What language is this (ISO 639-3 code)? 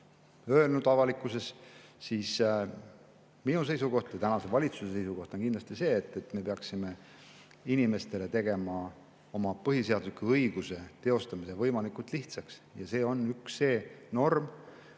est